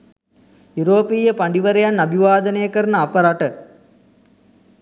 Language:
Sinhala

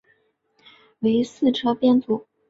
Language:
Chinese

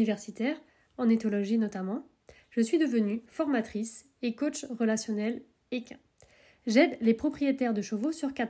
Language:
French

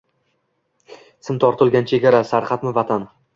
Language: Uzbek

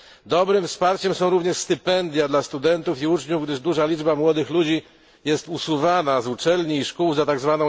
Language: Polish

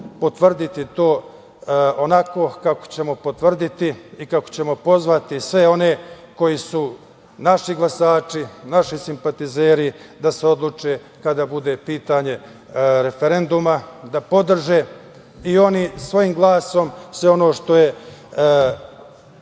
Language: Serbian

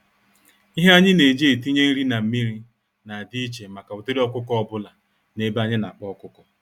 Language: Igbo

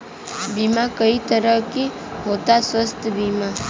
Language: Bhojpuri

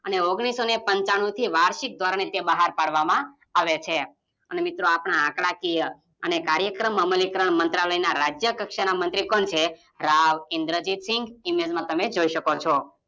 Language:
Gujarati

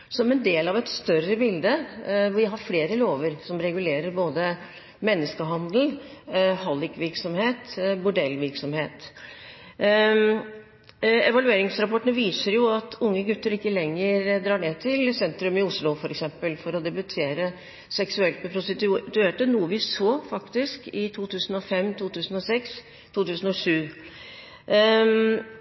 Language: Norwegian Bokmål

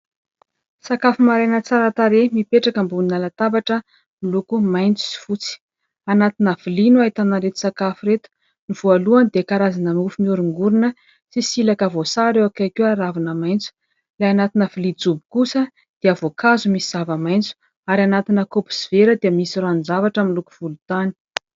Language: Malagasy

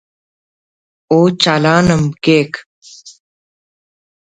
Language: Brahui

